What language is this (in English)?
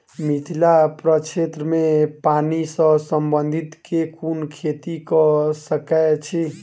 Maithili